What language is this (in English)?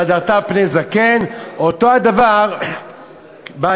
Hebrew